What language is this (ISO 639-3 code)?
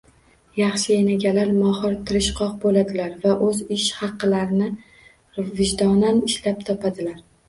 uzb